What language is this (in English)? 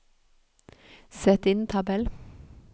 Norwegian